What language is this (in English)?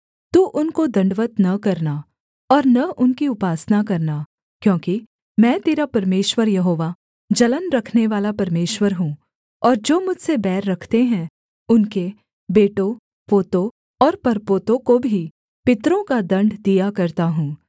Hindi